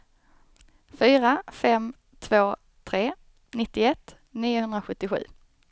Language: Swedish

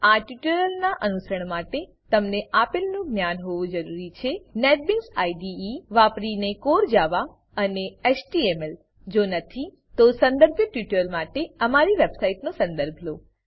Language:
Gujarati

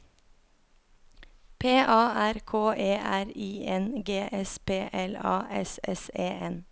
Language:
Norwegian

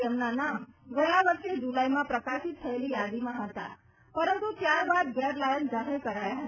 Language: Gujarati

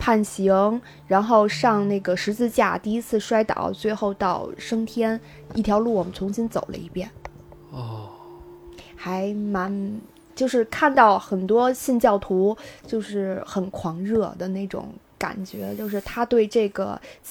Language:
Chinese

